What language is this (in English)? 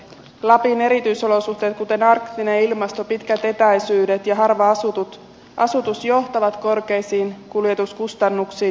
Finnish